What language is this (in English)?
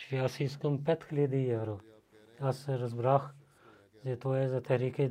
Bulgarian